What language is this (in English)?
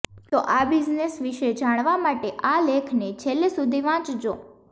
Gujarati